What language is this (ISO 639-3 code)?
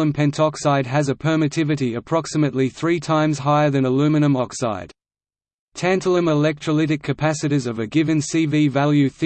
eng